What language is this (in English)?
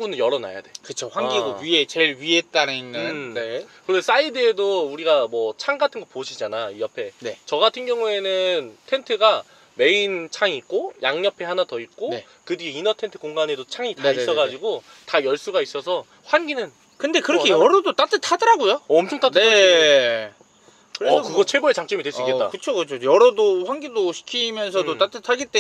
Korean